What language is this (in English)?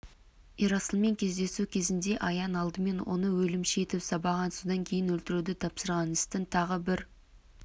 Kazakh